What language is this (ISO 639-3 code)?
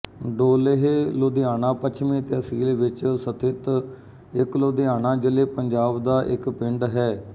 pan